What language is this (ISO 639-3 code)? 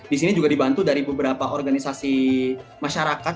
ind